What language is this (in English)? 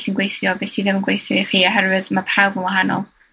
Welsh